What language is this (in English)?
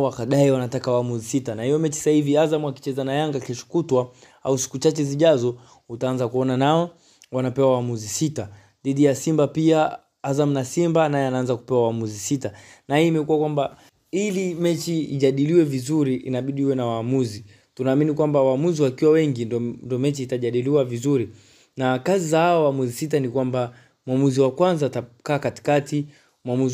Swahili